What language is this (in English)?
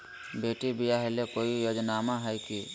Magahi